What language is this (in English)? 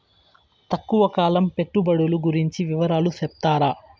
Telugu